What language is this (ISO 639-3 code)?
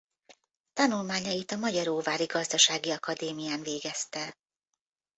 hun